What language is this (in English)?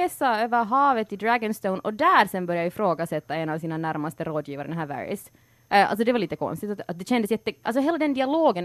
Swedish